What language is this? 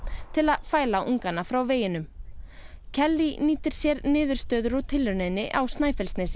Icelandic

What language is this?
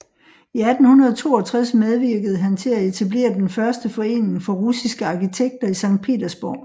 Danish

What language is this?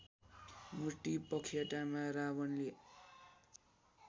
Nepali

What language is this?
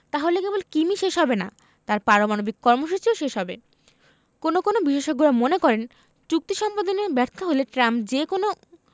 Bangla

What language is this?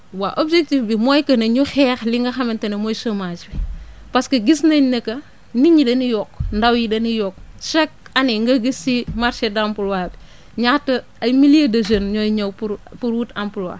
Wolof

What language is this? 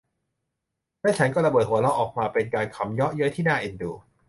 Thai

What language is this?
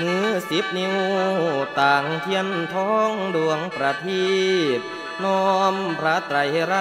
Thai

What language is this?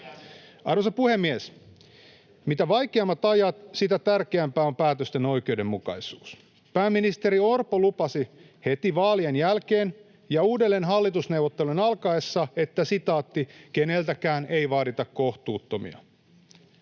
Finnish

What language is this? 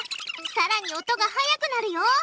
Japanese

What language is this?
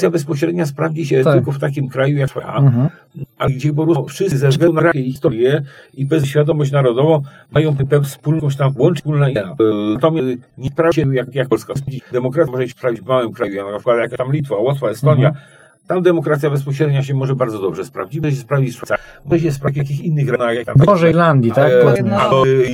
Polish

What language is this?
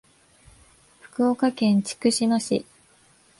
Japanese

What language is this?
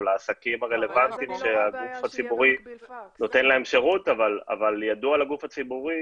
Hebrew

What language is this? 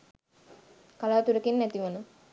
Sinhala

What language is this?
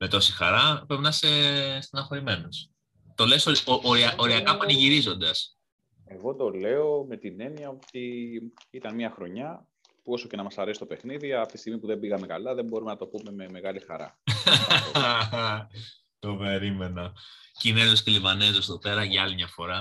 Greek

